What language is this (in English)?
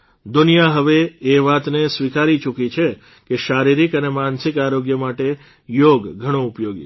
Gujarati